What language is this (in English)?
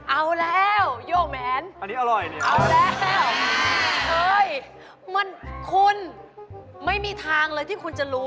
Thai